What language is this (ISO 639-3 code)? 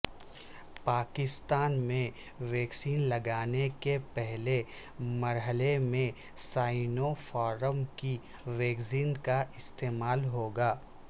urd